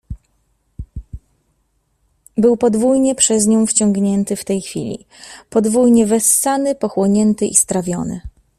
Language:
Polish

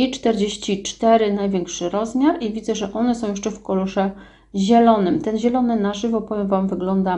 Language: Polish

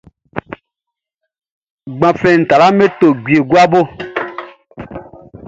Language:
Baoulé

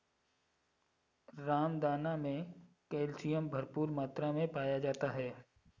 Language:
Hindi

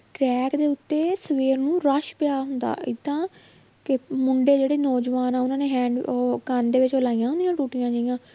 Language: Punjabi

